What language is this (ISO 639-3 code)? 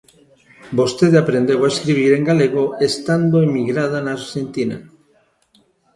glg